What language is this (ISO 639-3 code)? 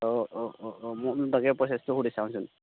asm